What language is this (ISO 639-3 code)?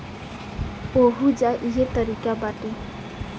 bho